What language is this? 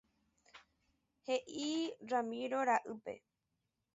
Guarani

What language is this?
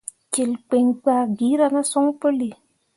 Mundang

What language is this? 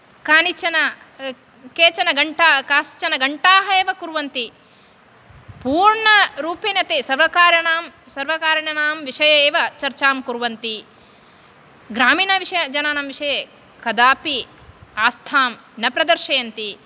Sanskrit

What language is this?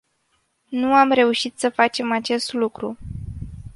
Romanian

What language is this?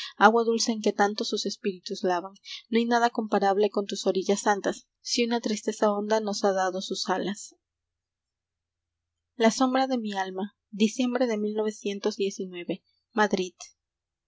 Spanish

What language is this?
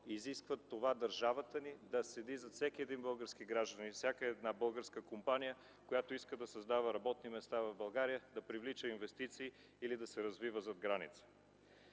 Bulgarian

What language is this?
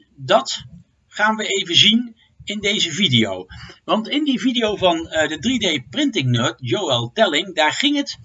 Dutch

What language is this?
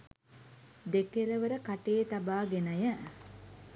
Sinhala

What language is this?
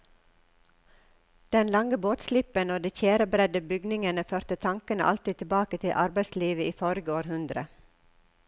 Norwegian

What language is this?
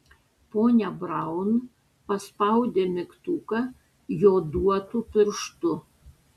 Lithuanian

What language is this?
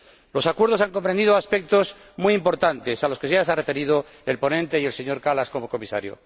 Spanish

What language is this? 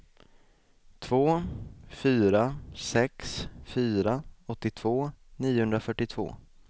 Swedish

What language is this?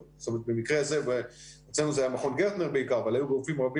Hebrew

